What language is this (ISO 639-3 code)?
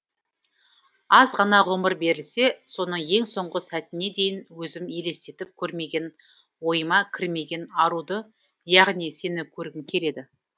kaz